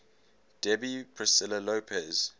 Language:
English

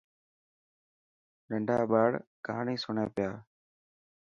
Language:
Dhatki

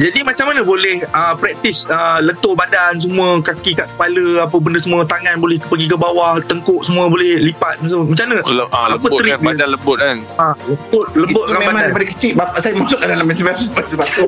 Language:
Malay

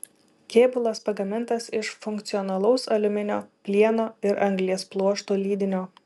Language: Lithuanian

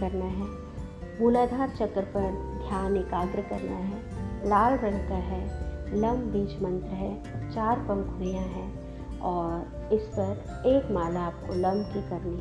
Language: Hindi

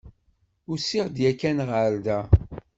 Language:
Kabyle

